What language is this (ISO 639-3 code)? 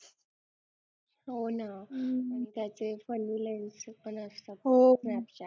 mar